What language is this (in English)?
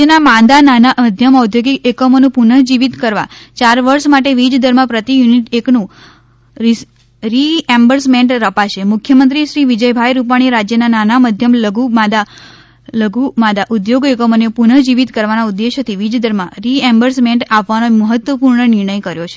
Gujarati